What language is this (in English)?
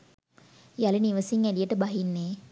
Sinhala